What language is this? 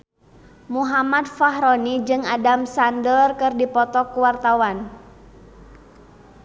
Sundanese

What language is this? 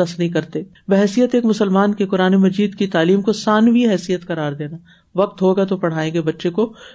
Urdu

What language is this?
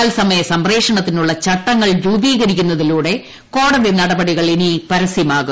Malayalam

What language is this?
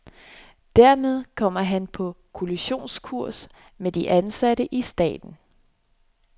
Danish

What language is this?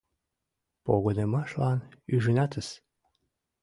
Mari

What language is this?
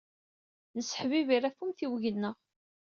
Kabyle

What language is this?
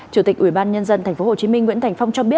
Vietnamese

